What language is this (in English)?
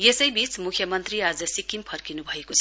Nepali